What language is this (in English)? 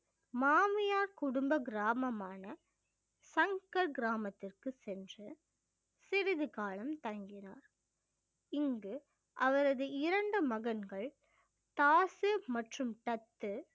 Tamil